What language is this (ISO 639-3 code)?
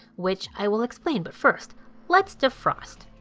eng